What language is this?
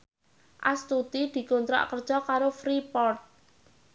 Javanese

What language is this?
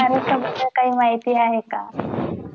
Marathi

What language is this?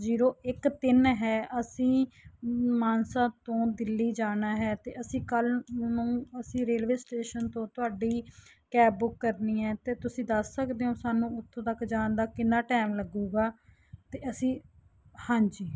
Punjabi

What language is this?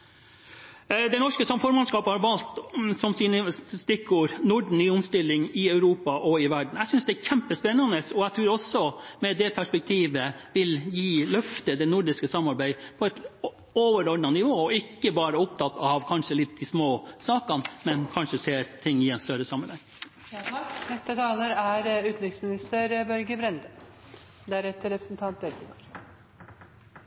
Norwegian Bokmål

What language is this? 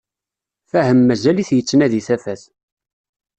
Kabyle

